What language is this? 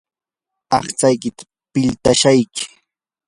Yanahuanca Pasco Quechua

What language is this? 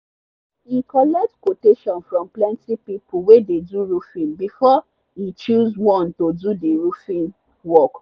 Nigerian Pidgin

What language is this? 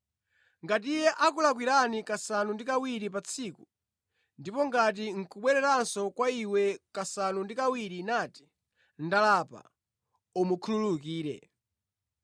Nyanja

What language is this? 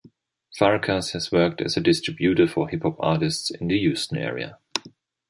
English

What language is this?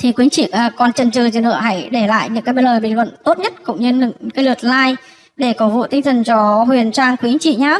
Vietnamese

